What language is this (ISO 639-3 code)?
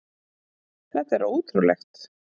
isl